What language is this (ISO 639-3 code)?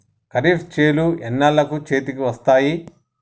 tel